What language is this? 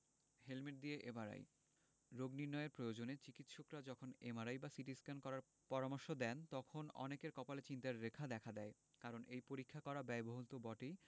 Bangla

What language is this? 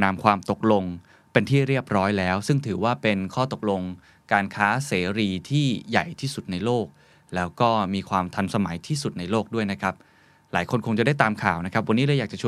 Thai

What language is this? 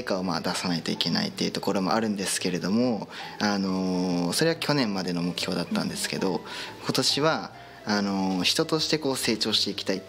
Japanese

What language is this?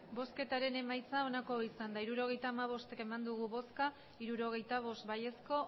Basque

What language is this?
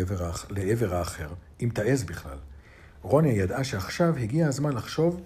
Hebrew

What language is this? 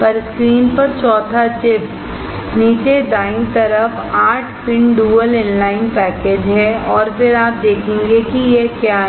Hindi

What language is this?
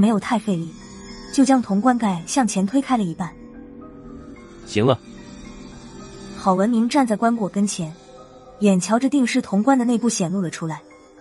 Chinese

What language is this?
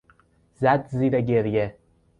Persian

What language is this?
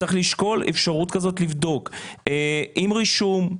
Hebrew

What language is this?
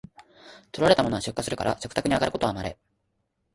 Japanese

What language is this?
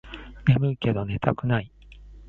Japanese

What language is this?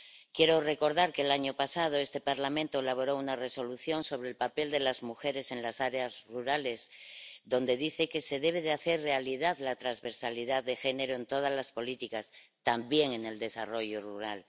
Spanish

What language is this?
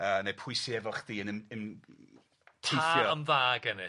Welsh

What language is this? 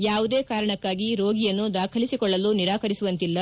Kannada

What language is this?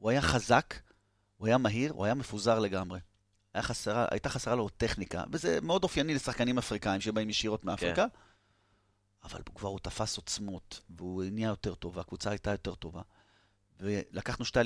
Hebrew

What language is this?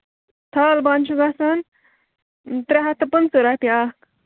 Kashmiri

